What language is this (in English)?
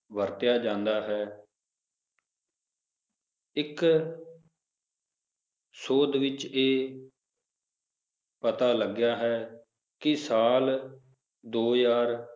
Punjabi